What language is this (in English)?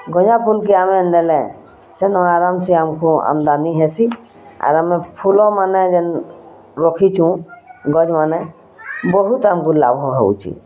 Odia